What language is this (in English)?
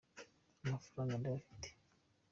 Kinyarwanda